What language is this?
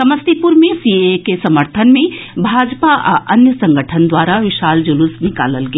Maithili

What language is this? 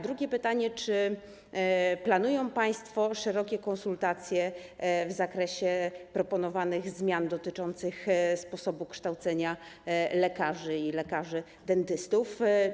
Polish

